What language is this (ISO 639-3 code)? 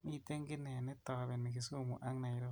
kln